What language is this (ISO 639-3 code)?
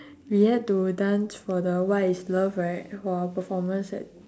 eng